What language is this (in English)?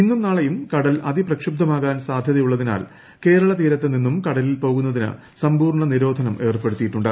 Malayalam